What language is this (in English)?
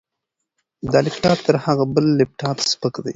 Pashto